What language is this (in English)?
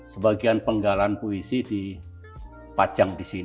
Indonesian